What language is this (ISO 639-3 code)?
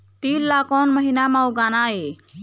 hne